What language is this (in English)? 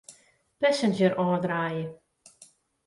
Western Frisian